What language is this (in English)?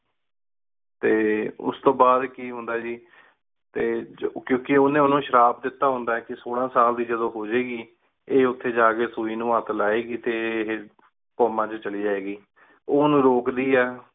Punjabi